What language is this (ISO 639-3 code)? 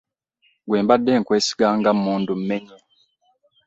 lug